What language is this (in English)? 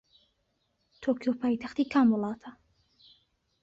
Central Kurdish